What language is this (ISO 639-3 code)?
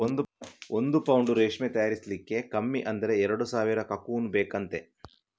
kan